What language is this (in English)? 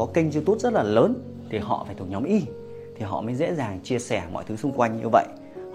Vietnamese